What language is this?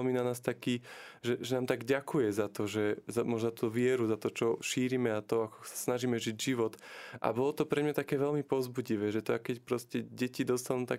Slovak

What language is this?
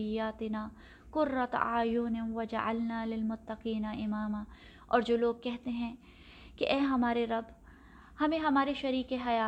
Urdu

